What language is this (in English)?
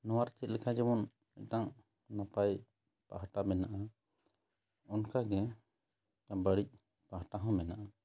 Santali